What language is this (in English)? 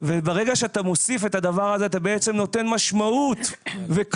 Hebrew